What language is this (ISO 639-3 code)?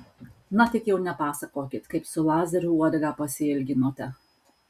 lit